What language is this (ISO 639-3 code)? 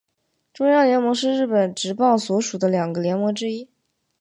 zho